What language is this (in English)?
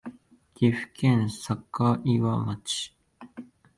Japanese